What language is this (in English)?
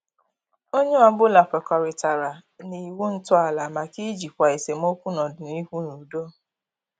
Igbo